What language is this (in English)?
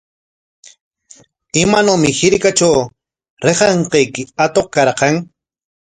Corongo Ancash Quechua